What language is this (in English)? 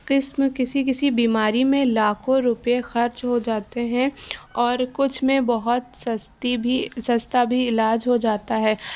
Urdu